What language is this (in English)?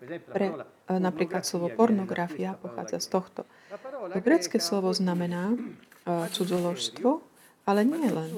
Slovak